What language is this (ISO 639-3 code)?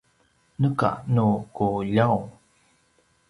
pwn